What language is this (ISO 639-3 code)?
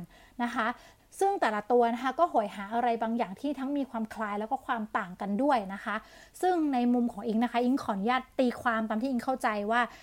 tha